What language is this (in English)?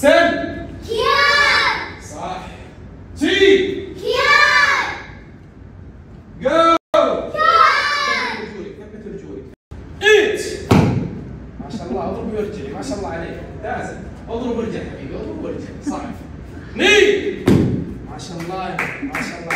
Arabic